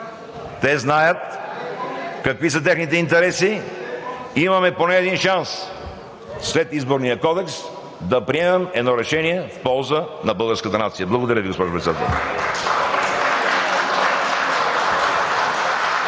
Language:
Bulgarian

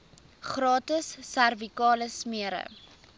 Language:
Afrikaans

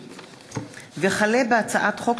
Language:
Hebrew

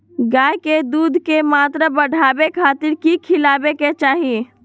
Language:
Magahi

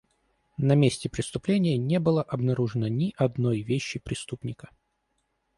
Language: Russian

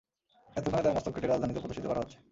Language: Bangla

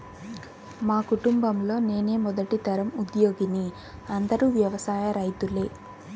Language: Telugu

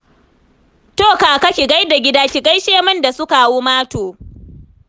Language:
Hausa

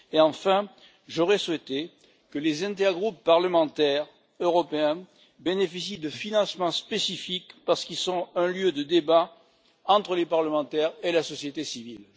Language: French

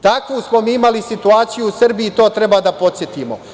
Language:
Serbian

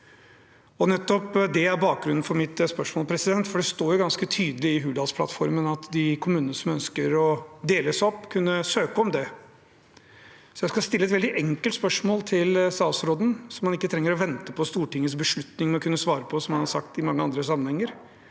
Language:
Norwegian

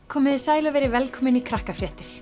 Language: Icelandic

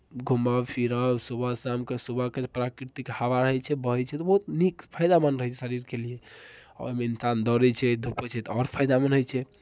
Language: Maithili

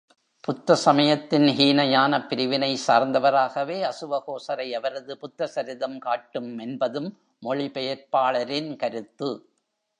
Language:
Tamil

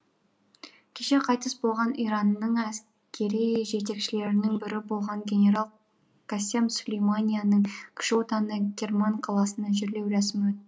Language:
Kazakh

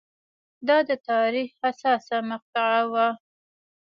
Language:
Pashto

